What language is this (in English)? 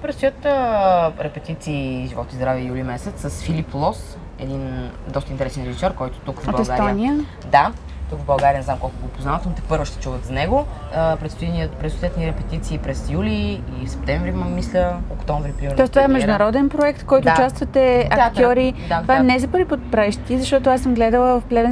Bulgarian